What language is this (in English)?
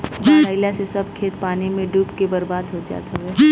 Bhojpuri